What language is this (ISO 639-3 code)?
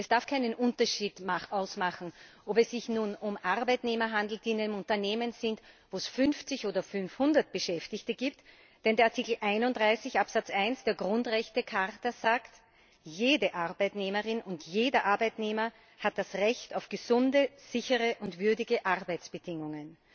deu